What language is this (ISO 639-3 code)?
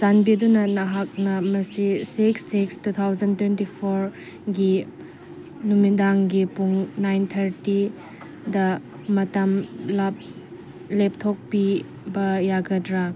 mni